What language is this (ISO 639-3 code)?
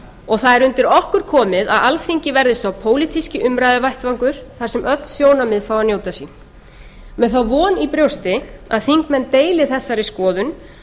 isl